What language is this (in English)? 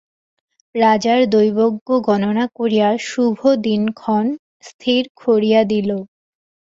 Bangla